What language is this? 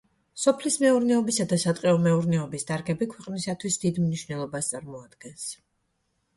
Georgian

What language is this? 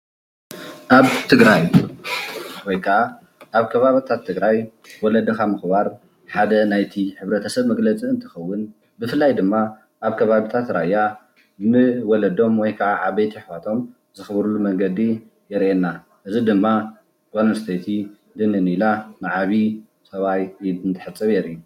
Tigrinya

